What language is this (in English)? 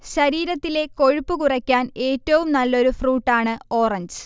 Malayalam